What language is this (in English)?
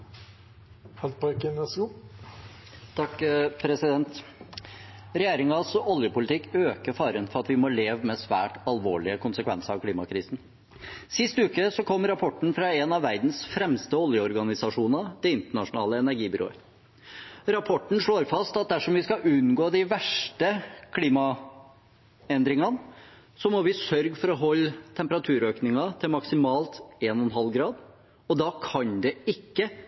Norwegian